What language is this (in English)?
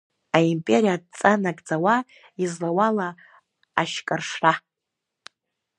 Abkhazian